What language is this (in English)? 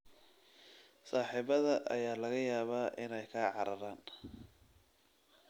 Somali